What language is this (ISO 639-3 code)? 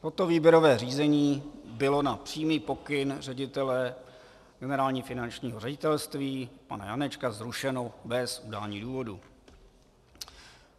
ces